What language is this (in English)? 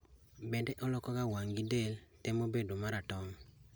Luo (Kenya and Tanzania)